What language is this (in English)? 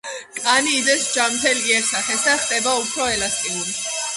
Georgian